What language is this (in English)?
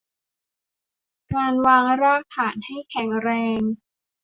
Thai